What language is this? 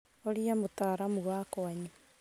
Kikuyu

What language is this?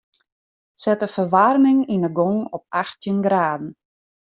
Western Frisian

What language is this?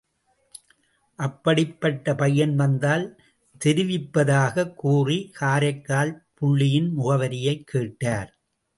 Tamil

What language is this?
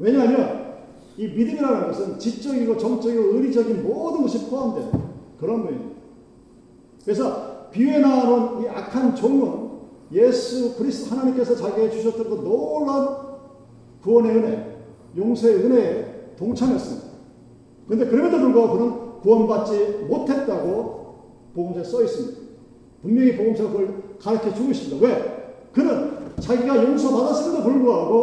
Korean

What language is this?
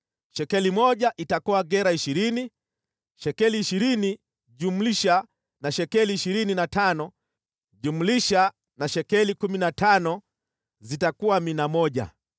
Swahili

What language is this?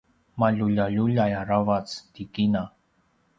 Paiwan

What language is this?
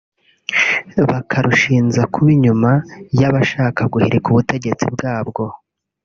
Kinyarwanda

